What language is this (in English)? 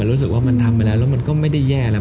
Thai